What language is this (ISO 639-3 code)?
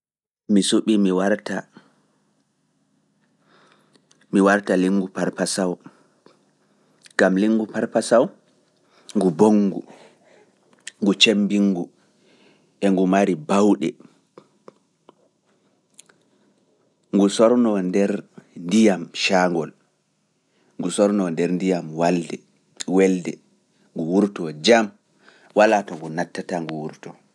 ful